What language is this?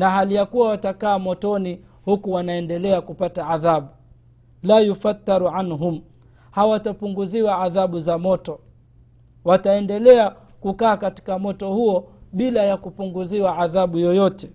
Swahili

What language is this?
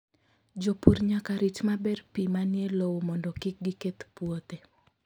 Luo (Kenya and Tanzania)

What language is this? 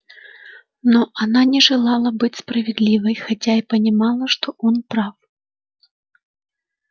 Russian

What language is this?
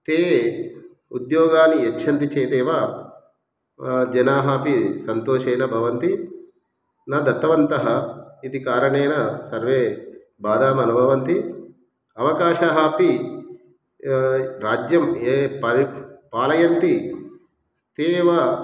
Sanskrit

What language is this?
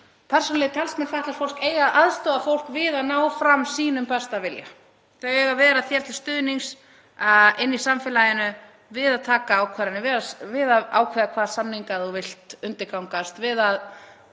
Icelandic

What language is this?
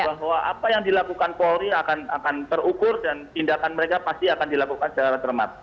Indonesian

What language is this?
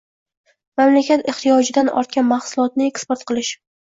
Uzbek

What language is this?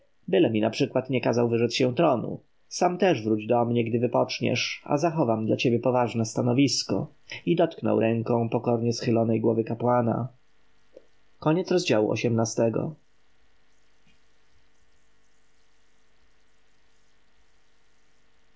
Polish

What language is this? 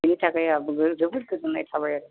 Bodo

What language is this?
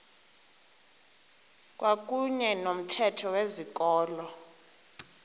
Xhosa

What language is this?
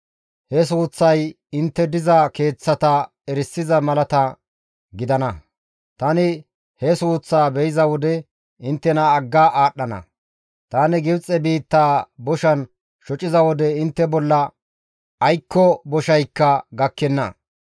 Gamo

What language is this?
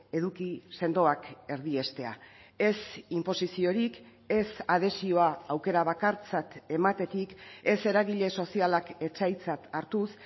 Basque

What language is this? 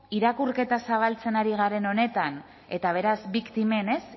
Basque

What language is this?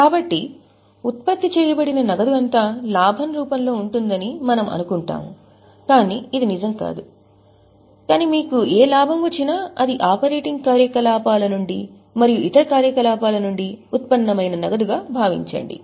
Telugu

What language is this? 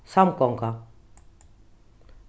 Faroese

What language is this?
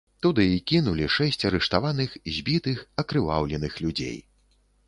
Belarusian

